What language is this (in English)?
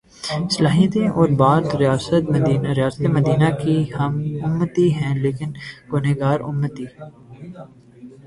Urdu